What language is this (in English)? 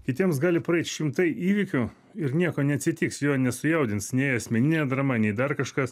Lithuanian